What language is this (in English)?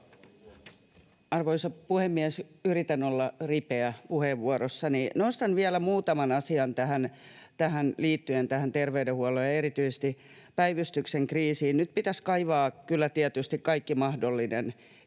Finnish